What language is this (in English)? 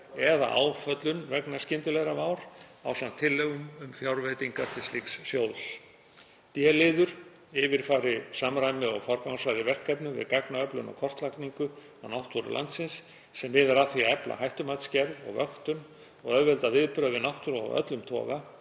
Icelandic